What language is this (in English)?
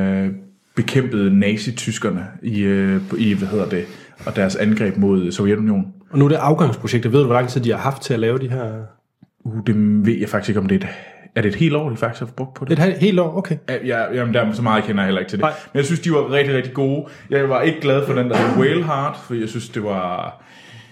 Danish